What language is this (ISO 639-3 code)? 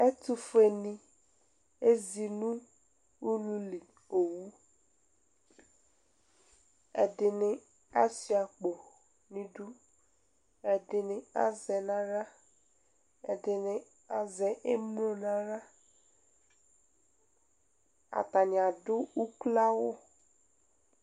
kpo